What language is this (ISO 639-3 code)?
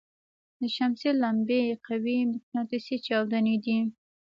pus